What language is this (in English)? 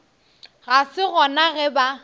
Northern Sotho